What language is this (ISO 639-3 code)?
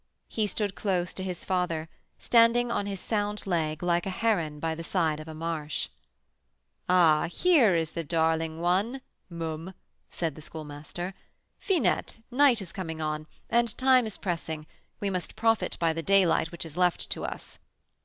eng